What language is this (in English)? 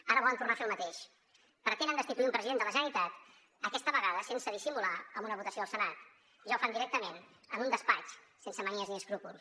Catalan